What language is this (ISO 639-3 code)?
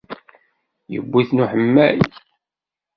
kab